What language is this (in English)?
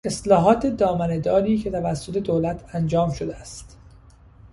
Persian